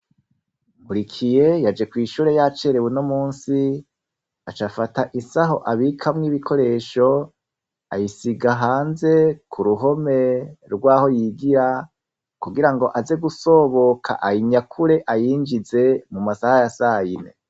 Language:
Rundi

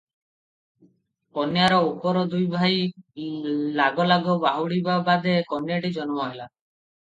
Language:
Odia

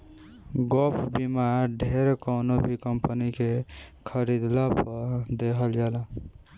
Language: Bhojpuri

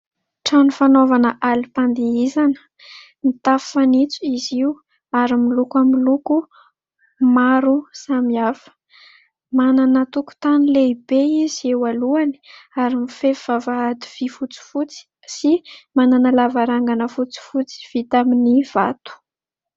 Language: Malagasy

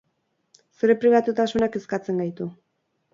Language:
Basque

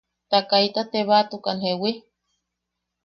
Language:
Yaqui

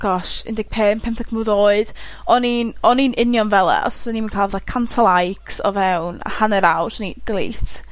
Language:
Welsh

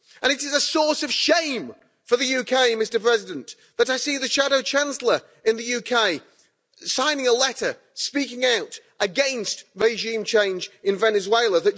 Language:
English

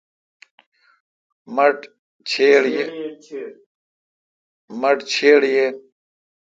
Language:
Kalkoti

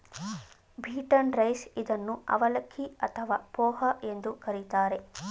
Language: Kannada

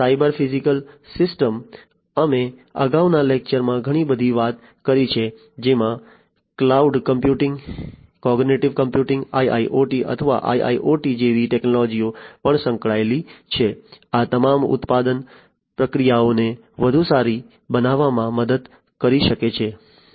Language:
Gujarati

